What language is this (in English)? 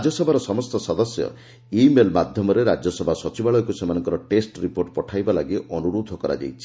Odia